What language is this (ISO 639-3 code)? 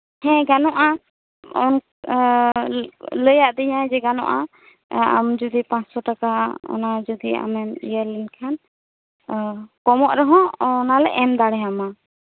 sat